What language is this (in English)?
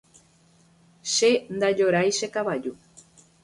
Guarani